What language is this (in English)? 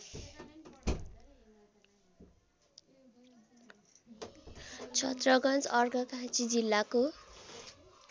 Nepali